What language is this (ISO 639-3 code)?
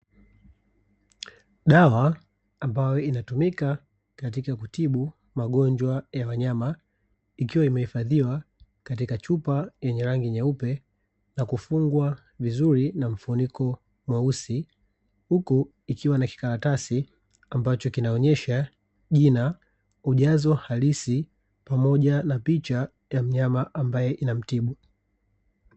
swa